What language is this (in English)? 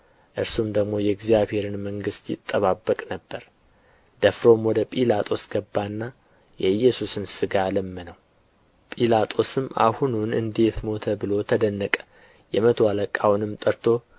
Amharic